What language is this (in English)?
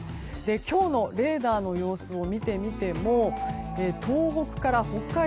Japanese